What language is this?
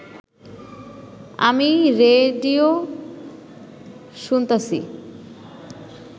Bangla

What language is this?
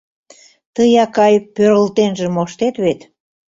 Mari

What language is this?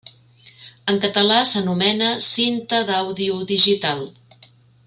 Catalan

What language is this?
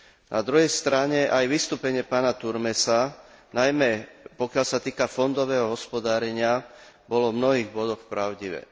Slovak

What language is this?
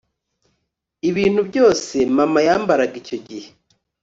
Kinyarwanda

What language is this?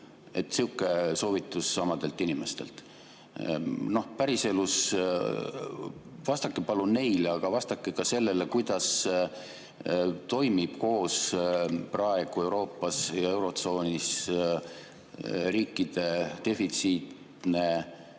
Estonian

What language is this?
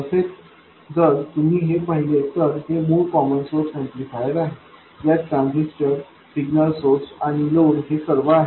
Marathi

